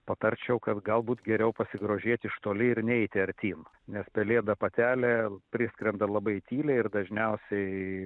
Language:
Lithuanian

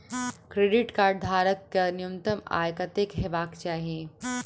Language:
Maithili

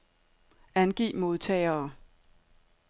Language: Danish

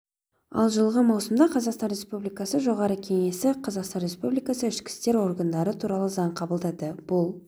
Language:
Kazakh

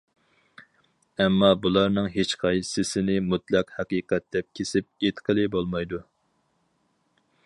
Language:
Uyghur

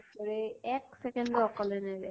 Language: Assamese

